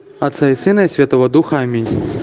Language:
Russian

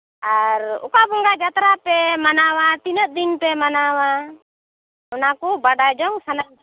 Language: Santali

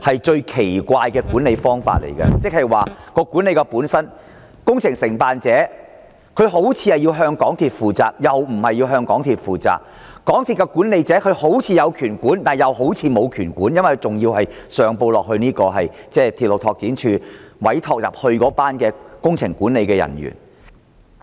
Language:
Cantonese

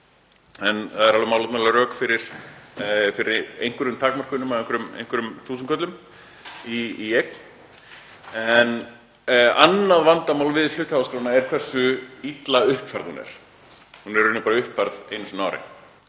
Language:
Icelandic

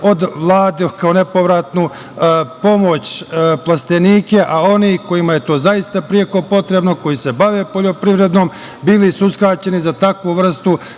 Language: Serbian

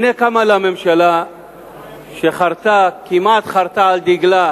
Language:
Hebrew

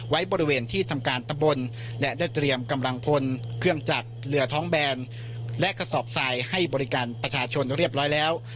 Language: Thai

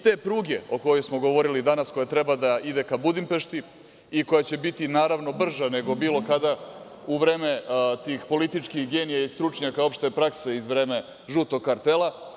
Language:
Serbian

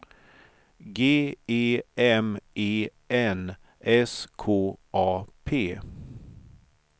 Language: Swedish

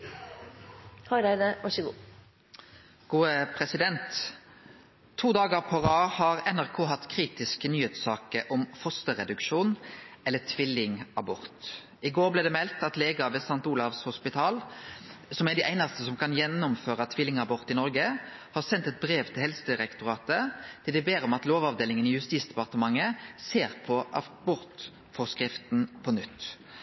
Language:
Norwegian Nynorsk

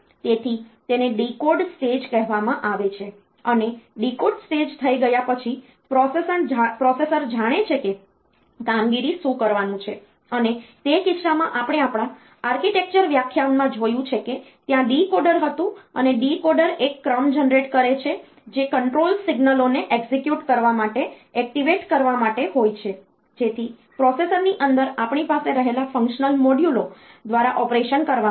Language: Gujarati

